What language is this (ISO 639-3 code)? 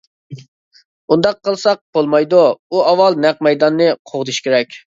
uig